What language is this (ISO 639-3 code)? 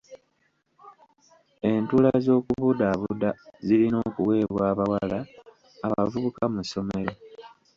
lug